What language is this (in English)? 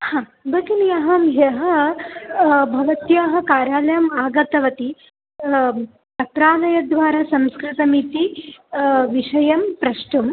Sanskrit